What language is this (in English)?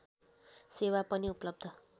Nepali